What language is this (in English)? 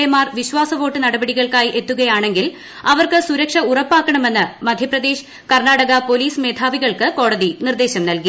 Malayalam